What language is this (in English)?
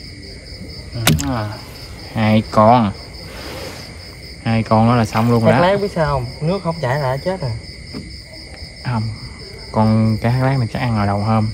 Vietnamese